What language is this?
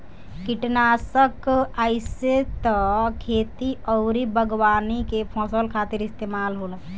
Bhojpuri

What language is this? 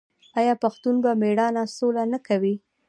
Pashto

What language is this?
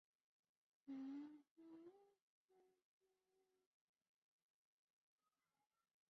Chinese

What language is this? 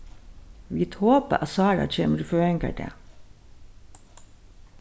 Faroese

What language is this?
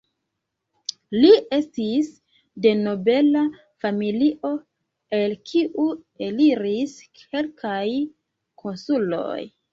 Esperanto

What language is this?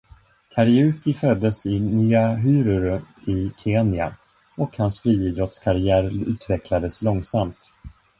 Swedish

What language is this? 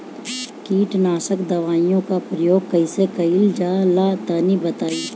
Bhojpuri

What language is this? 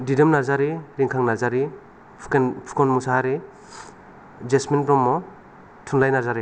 Bodo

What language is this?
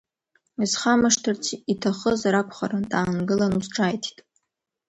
Abkhazian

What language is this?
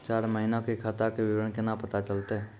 Maithili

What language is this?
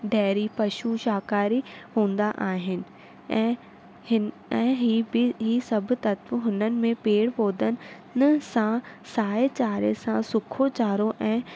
Sindhi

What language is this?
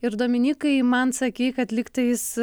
Lithuanian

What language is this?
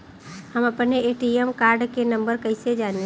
Bhojpuri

